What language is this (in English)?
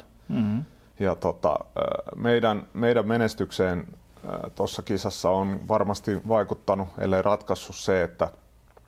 Finnish